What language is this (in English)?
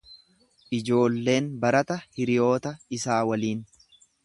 Oromo